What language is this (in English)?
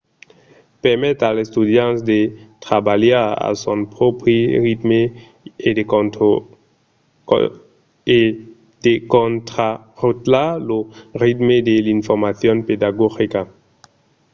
Occitan